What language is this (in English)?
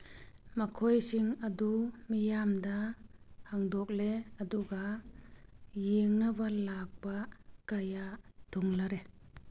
Manipuri